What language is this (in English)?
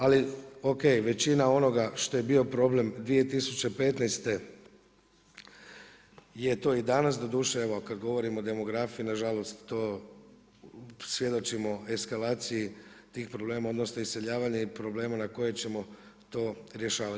Croatian